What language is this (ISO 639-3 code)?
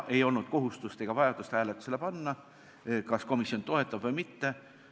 est